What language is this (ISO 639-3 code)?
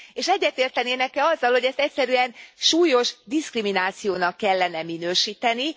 hun